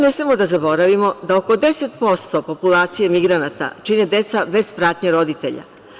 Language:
Serbian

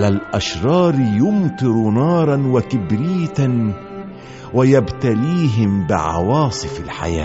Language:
Arabic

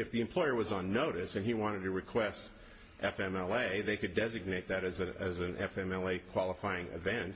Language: English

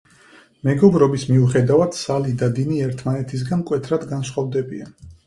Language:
Georgian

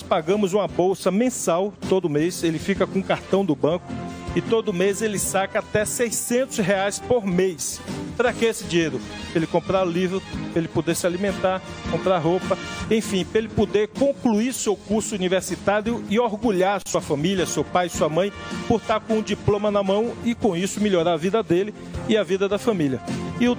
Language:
Portuguese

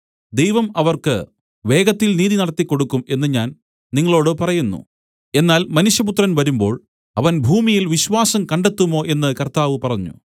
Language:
Malayalam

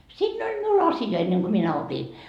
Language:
Finnish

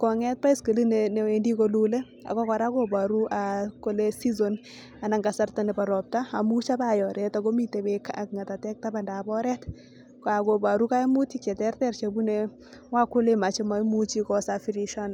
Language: Kalenjin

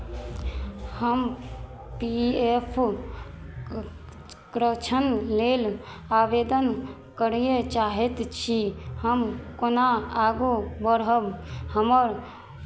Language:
Maithili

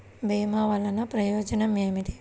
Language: Telugu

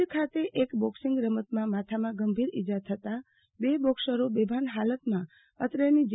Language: Gujarati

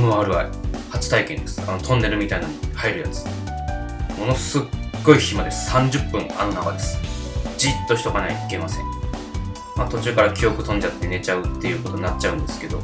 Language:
Japanese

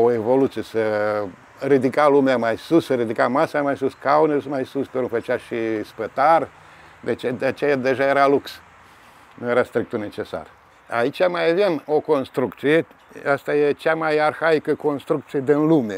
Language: Romanian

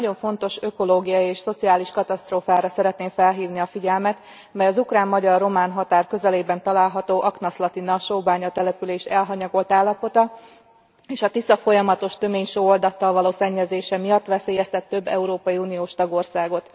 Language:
Hungarian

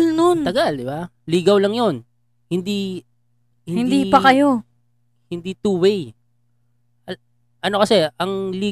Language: Filipino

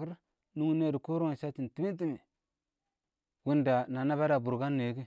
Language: Awak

